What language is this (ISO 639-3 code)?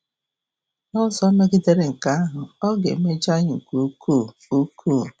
ibo